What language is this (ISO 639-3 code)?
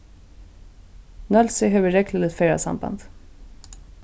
fao